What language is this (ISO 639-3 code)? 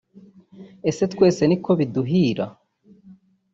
kin